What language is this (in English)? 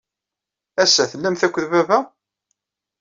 Kabyle